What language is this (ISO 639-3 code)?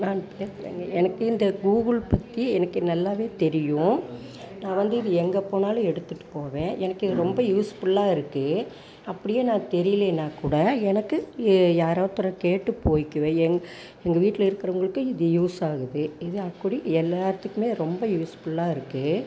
tam